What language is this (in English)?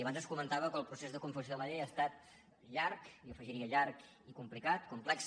Catalan